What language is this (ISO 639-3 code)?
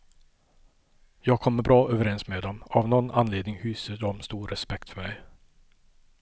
swe